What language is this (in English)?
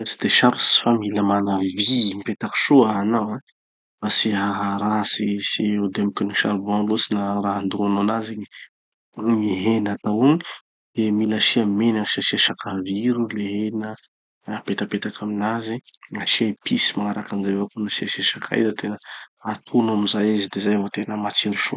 Tanosy Malagasy